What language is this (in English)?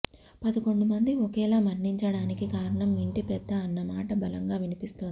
Telugu